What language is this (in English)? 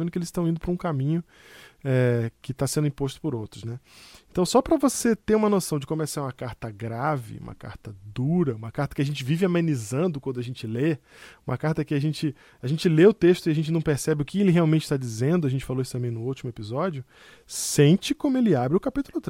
Portuguese